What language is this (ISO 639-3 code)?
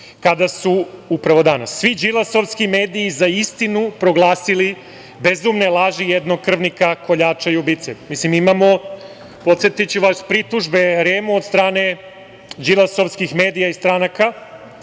srp